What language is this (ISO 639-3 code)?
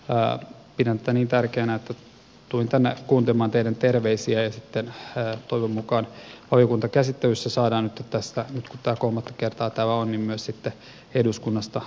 fin